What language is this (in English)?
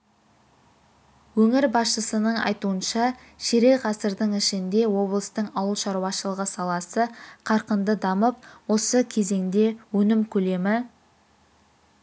Kazakh